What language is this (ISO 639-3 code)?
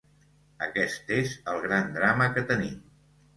cat